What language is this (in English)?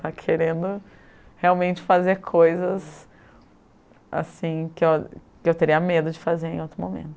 Portuguese